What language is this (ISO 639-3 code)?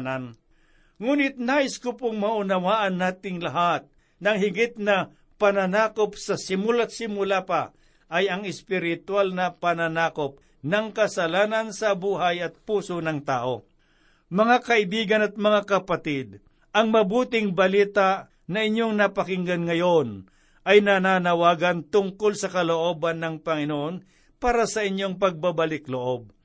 fil